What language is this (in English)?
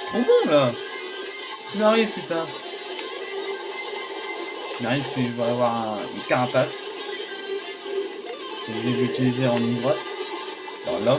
French